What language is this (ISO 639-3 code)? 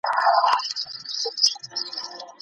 pus